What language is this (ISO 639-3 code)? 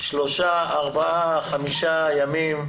heb